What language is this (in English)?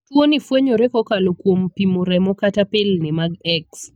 Luo (Kenya and Tanzania)